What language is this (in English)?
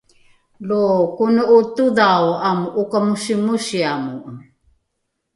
Rukai